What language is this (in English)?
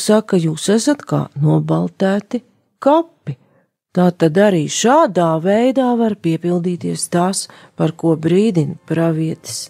Latvian